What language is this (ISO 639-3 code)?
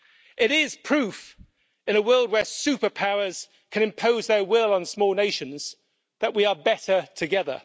eng